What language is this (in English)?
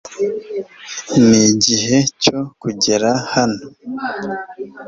Kinyarwanda